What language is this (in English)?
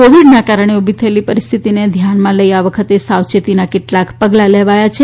Gujarati